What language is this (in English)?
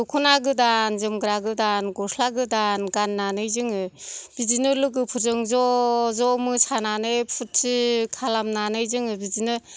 Bodo